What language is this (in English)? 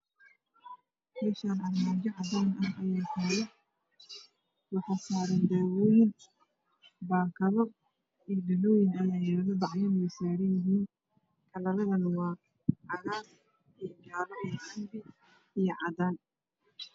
Somali